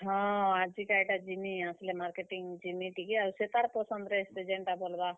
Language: Odia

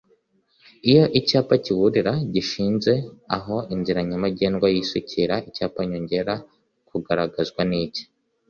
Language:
Kinyarwanda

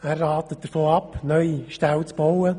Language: Swiss German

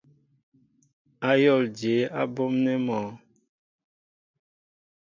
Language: Mbo (Cameroon)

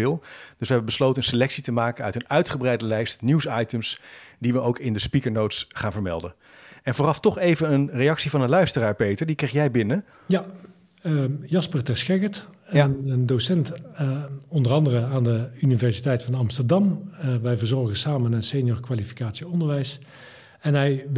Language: Dutch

